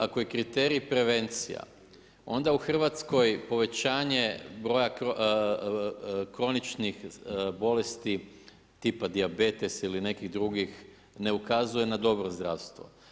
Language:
Croatian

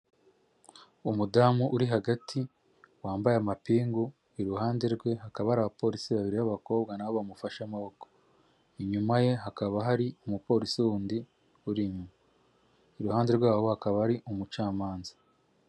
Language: Kinyarwanda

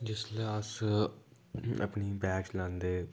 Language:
Dogri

